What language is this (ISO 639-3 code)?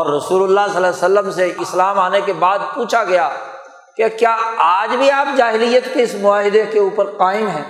urd